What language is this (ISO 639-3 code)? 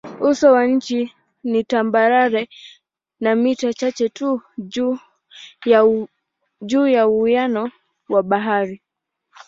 swa